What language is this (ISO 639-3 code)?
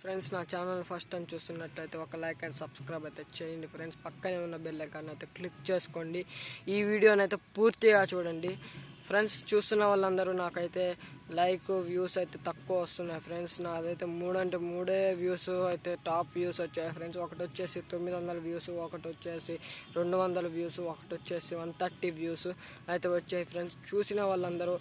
tel